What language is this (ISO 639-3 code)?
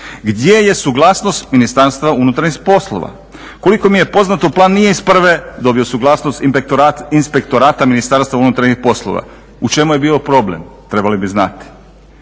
hrv